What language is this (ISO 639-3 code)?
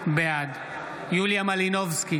heb